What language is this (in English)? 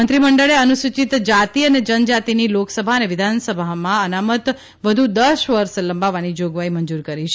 Gujarati